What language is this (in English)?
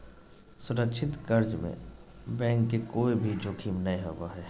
Magahi